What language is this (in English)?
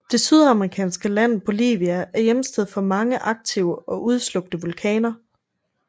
Danish